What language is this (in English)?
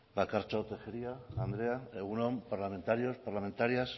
Basque